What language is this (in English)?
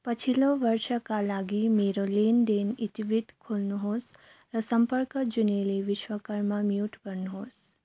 Nepali